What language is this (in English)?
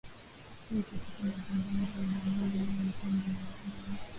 Swahili